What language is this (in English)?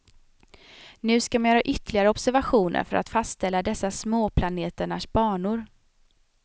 Swedish